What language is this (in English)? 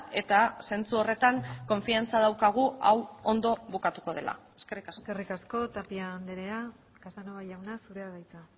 Basque